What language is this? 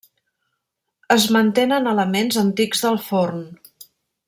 Catalan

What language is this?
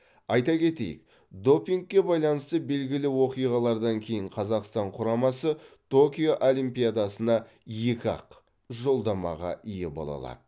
Kazakh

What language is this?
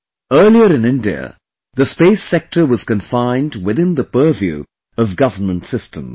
English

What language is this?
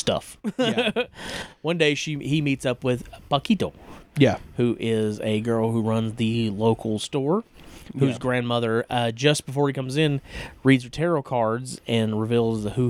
English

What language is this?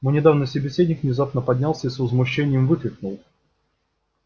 Russian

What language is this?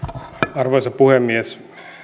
Finnish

